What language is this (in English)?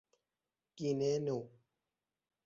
Persian